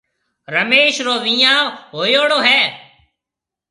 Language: Marwari (Pakistan)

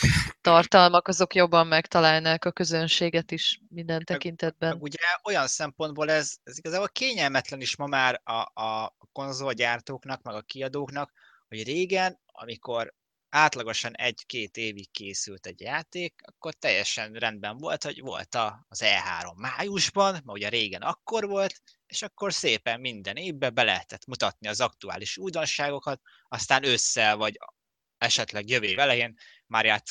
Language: Hungarian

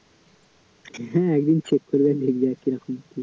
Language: Bangla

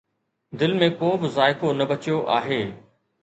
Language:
Sindhi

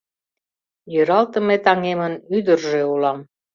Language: Mari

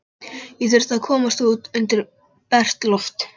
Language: Icelandic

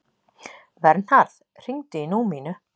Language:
Icelandic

